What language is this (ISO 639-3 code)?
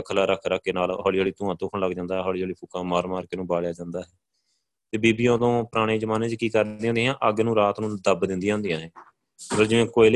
pan